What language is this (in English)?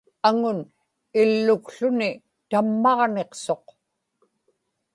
Inupiaq